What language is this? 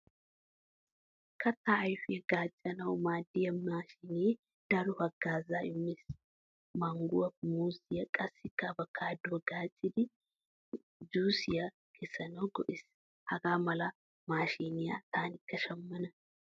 Wolaytta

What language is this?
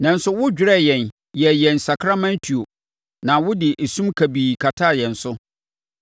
Akan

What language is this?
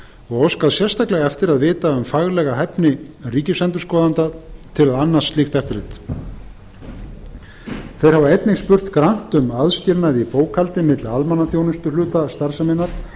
Icelandic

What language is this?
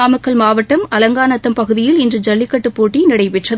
Tamil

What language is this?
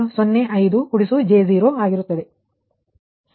Kannada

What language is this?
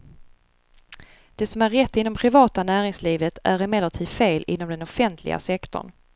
Swedish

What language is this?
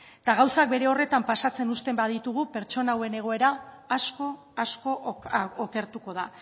Basque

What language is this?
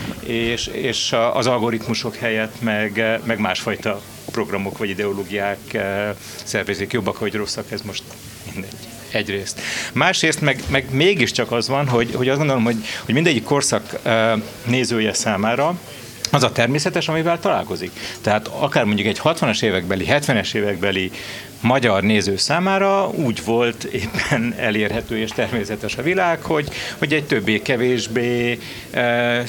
Hungarian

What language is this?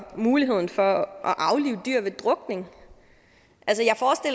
Danish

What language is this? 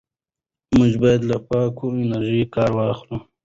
Pashto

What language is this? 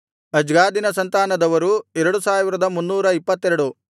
Kannada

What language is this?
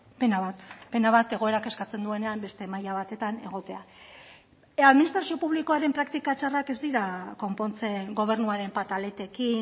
Basque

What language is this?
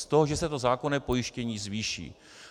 Czech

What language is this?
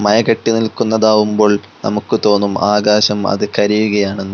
Malayalam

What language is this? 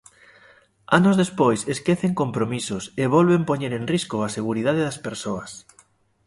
Galician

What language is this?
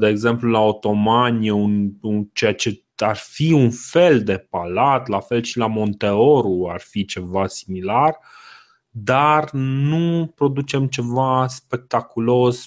Romanian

